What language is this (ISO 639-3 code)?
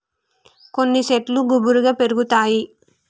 tel